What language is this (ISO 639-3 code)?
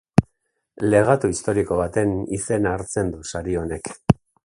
eus